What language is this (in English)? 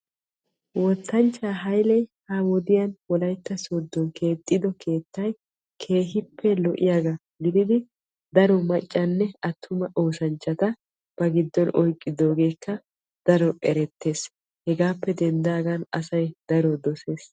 Wolaytta